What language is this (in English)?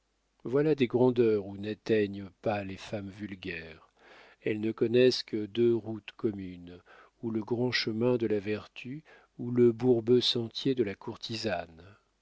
French